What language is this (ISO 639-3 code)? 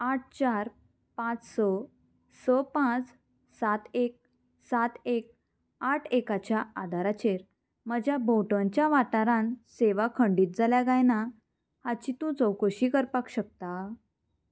kok